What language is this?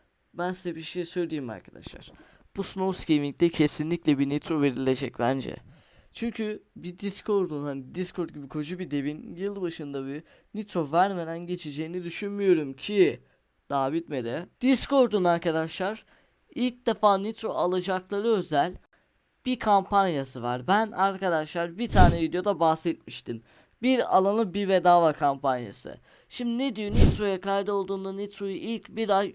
Turkish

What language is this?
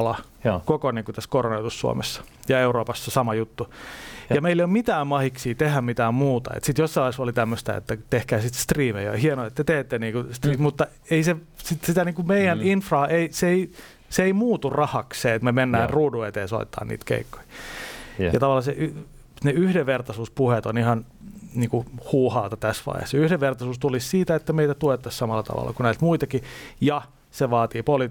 Finnish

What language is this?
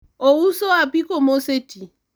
Luo (Kenya and Tanzania)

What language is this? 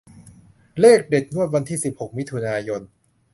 Thai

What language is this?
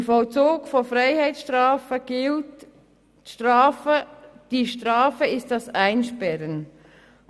Swiss German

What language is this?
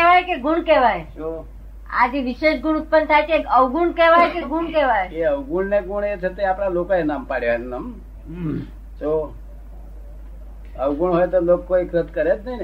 Gujarati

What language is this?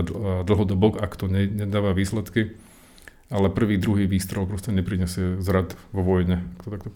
Slovak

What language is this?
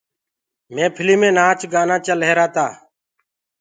Gurgula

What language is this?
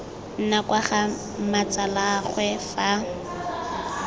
Tswana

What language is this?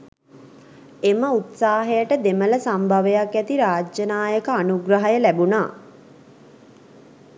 Sinhala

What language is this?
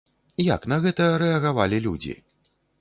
Belarusian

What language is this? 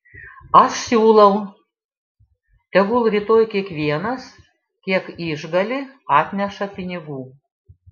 Lithuanian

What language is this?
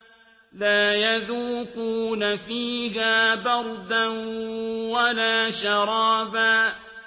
Arabic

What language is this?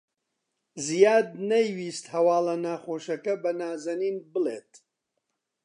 Central Kurdish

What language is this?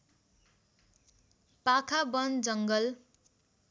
Nepali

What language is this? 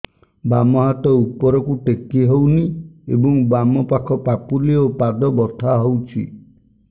Odia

